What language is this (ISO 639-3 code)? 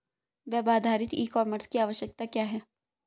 hin